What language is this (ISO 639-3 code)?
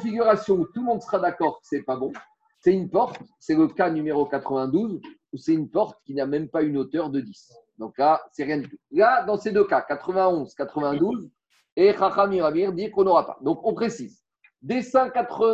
fra